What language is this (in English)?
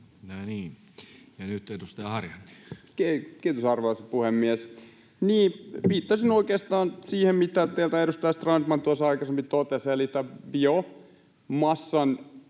Finnish